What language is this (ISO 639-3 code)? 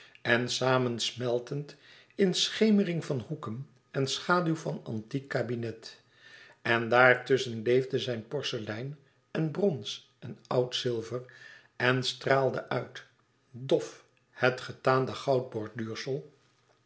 nld